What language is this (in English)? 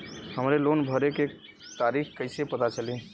Bhojpuri